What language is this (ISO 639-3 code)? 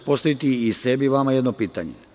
srp